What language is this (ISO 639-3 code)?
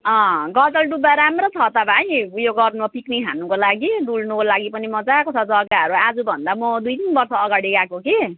nep